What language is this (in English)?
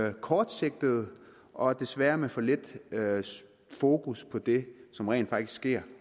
Danish